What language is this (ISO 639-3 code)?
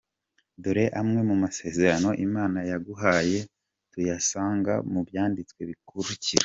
kin